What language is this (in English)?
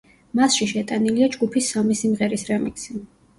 Georgian